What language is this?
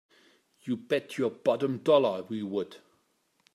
English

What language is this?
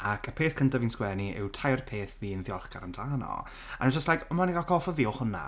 Welsh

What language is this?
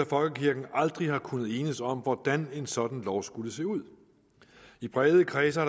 Danish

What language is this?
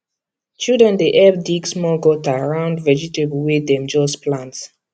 Nigerian Pidgin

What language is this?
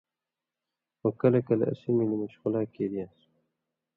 Indus Kohistani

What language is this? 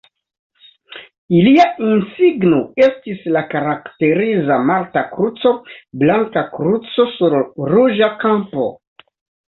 Esperanto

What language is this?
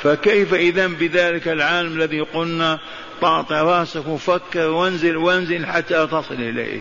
Arabic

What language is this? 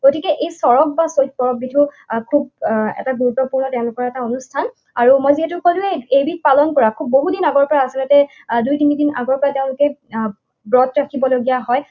Assamese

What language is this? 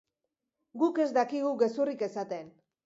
Basque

